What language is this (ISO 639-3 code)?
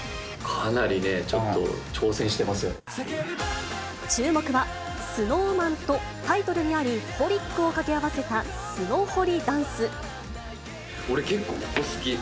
jpn